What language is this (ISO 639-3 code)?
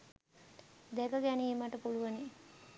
sin